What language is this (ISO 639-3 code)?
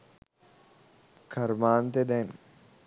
sin